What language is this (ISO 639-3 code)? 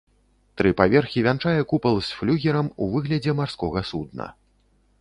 bel